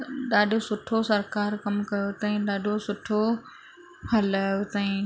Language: Sindhi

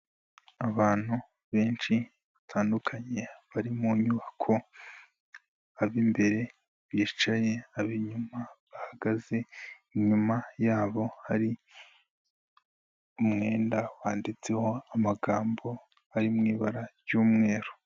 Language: Kinyarwanda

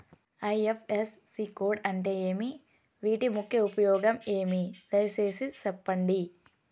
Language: Telugu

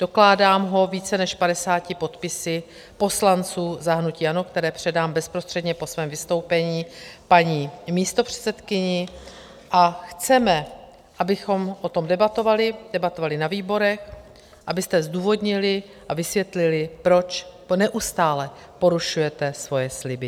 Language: Czech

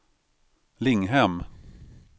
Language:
Swedish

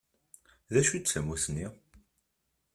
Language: Kabyle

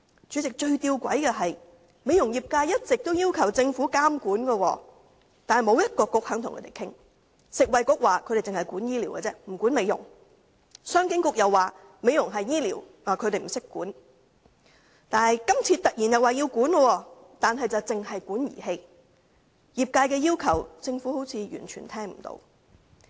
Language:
Cantonese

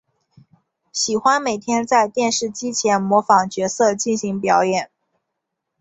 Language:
Chinese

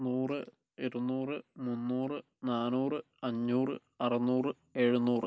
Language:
Malayalam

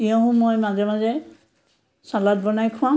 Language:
Assamese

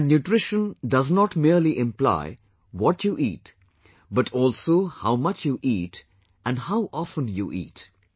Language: English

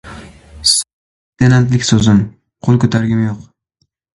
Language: Uzbek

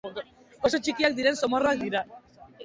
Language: Basque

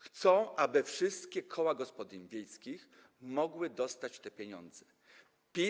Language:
Polish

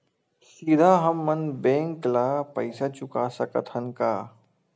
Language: Chhattisgarhi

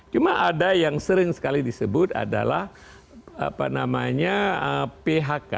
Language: Indonesian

